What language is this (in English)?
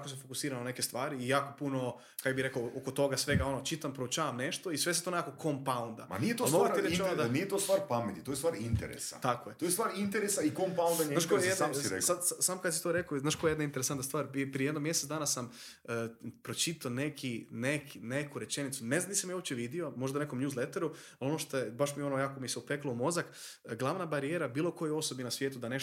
Croatian